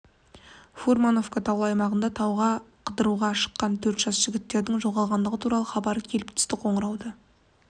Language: Kazakh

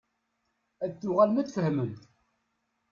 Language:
Kabyle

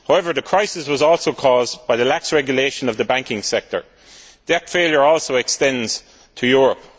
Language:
English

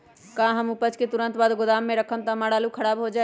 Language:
Magahi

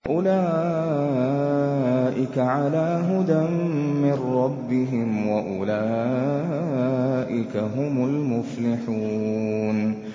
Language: Arabic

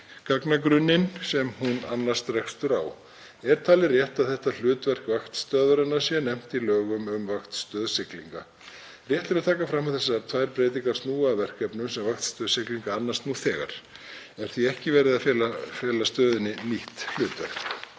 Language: Icelandic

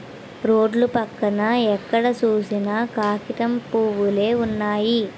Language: Telugu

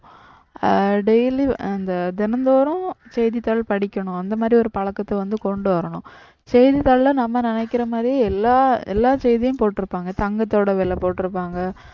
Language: Tamil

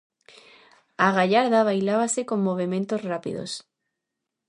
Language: Galician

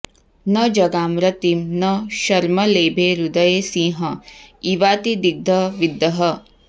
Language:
Sanskrit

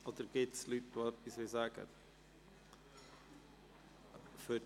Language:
Swiss German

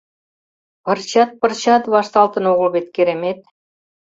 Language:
Mari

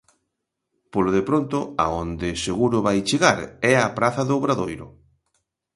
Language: Galician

